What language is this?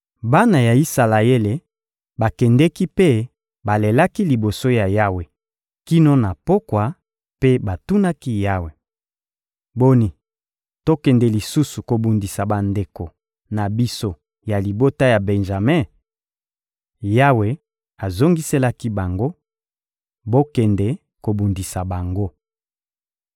Lingala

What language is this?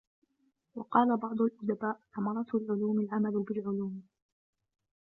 Arabic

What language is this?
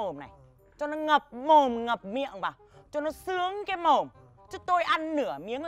Vietnamese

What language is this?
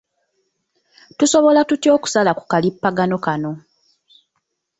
Ganda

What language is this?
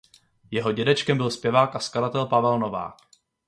Czech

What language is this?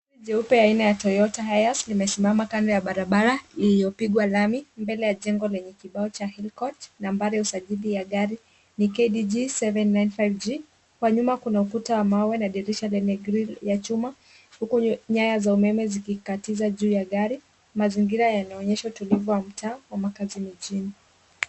Swahili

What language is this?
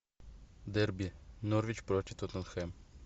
Russian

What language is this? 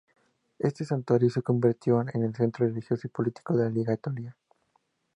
Spanish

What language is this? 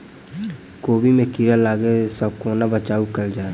Maithili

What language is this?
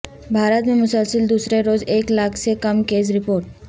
Urdu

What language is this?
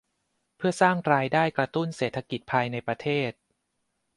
Thai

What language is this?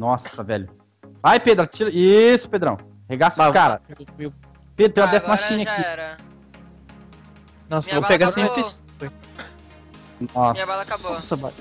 Portuguese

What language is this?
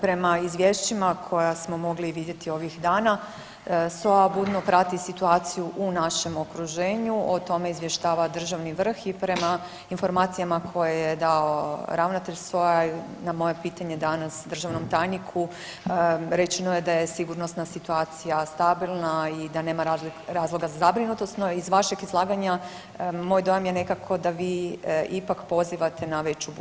Croatian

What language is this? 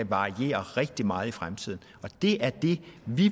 Danish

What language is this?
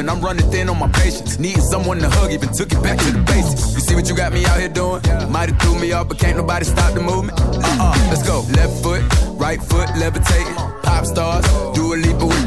Hungarian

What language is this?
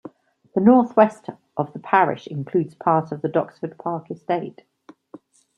English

